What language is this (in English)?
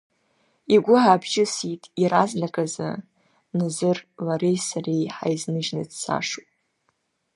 Abkhazian